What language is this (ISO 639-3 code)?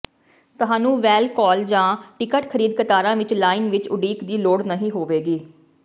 pan